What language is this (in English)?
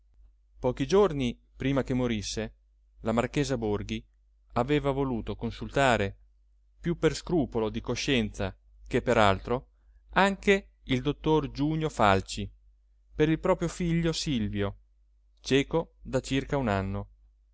Italian